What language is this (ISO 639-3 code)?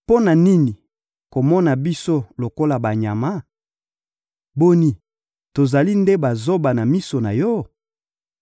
lin